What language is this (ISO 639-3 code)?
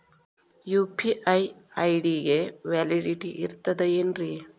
kan